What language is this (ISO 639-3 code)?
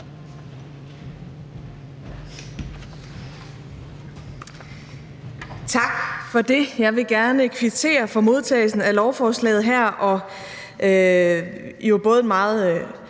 dan